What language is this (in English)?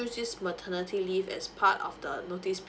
English